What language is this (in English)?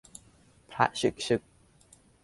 Thai